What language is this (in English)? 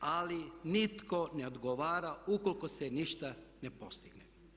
Croatian